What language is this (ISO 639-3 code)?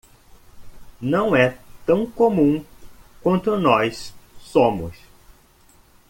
por